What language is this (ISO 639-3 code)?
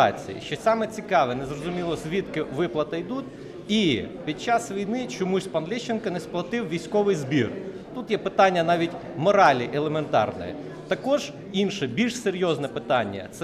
ukr